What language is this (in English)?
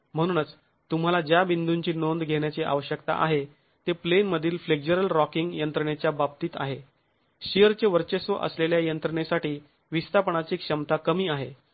Marathi